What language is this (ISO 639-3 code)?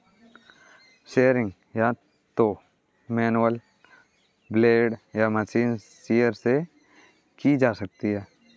hin